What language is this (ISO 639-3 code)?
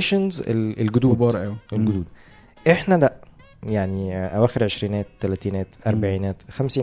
ara